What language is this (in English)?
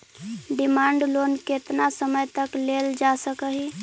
Magahi